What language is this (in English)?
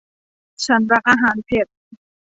Thai